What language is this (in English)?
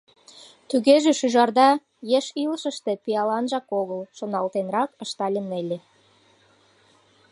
Mari